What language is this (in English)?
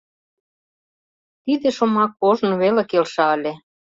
Mari